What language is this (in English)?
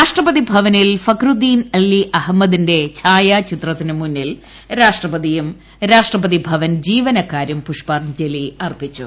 Malayalam